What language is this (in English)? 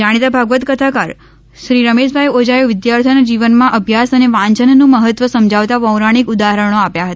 Gujarati